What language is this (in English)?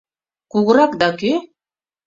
Mari